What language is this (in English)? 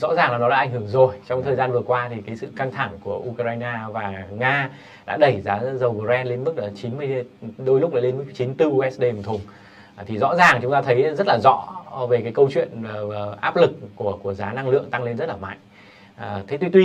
Vietnamese